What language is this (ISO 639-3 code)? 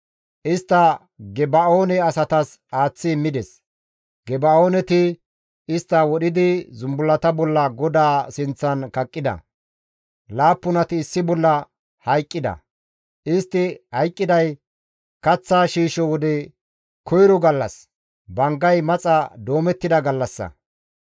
gmv